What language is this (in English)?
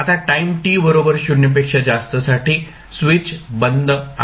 Marathi